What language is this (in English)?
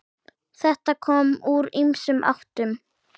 Icelandic